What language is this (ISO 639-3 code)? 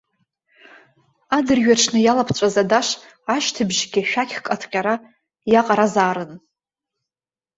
abk